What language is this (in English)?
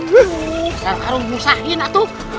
Indonesian